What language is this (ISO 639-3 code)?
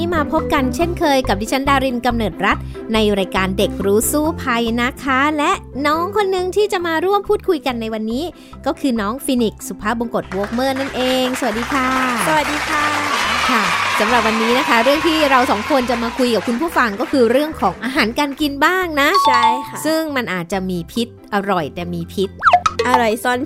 tha